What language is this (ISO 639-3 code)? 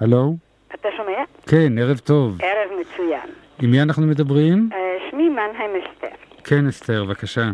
heb